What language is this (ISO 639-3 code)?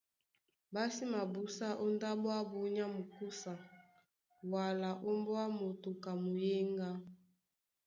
dua